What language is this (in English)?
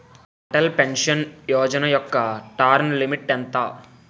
Telugu